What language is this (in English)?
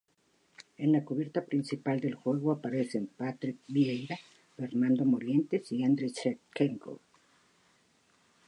Spanish